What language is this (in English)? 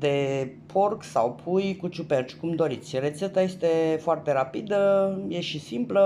Romanian